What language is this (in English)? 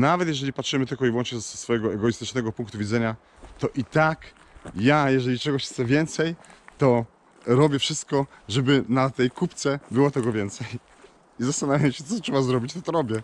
Polish